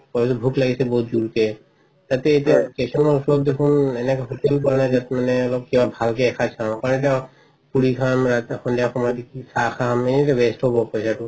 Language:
Assamese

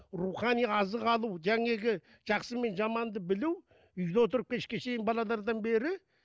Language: Kazakh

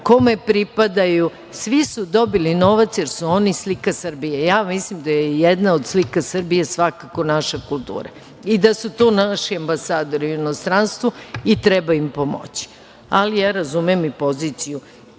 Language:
Serbian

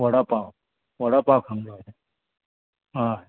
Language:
Konkani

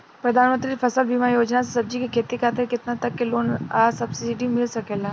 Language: Bhojpuri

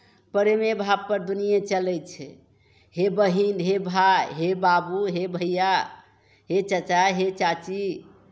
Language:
Maithili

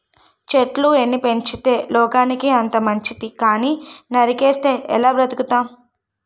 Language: Telugu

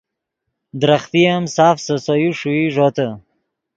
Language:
Yidgha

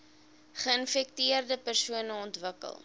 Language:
Afrikaans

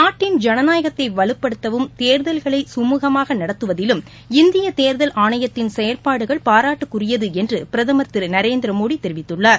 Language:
Tamil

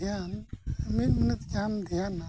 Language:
Santali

